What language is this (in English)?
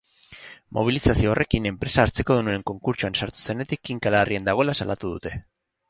Basque